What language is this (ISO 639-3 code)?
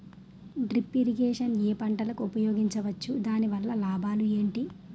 tel